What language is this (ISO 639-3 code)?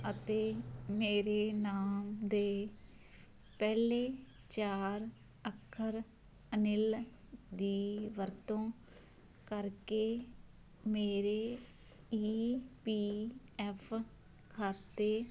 pan